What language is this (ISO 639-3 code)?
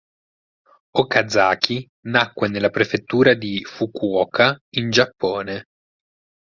ita